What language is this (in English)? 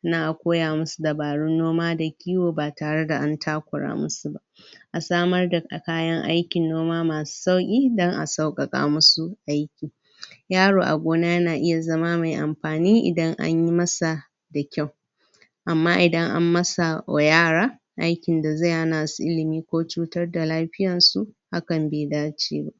Hausa